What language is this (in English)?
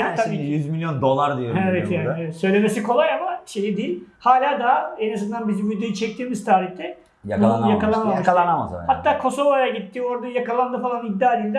Turkish